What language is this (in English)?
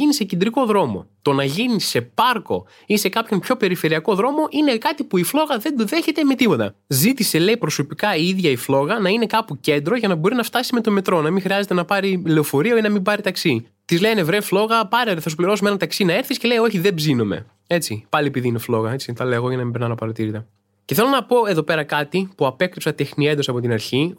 Greek